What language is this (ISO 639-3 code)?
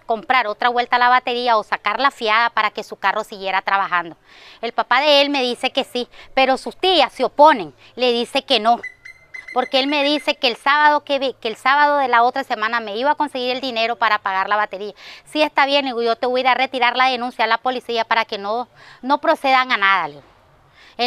spa